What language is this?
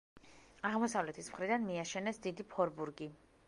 Georgian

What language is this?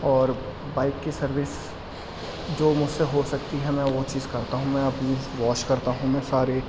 Urdu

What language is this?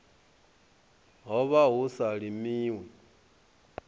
Venda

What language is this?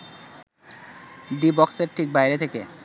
Bangla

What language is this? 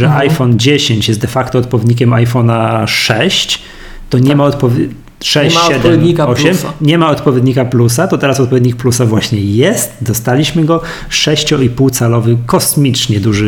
Polish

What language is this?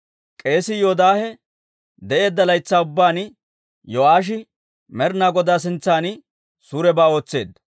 Dawro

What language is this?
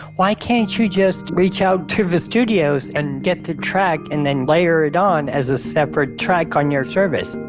English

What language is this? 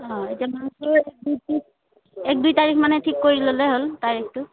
Assamese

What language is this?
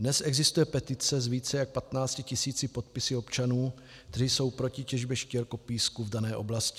Czech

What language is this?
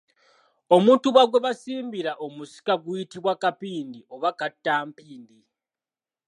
Ganda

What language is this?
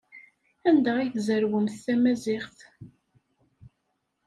Kabyle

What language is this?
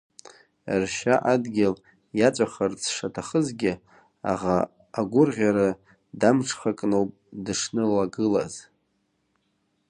Abkhazian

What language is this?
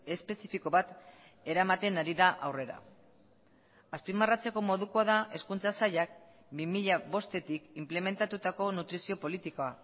Basque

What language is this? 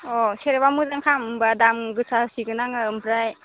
Bodo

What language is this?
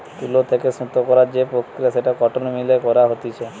Bangla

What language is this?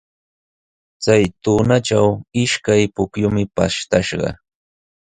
Sihuas Ancash Quechua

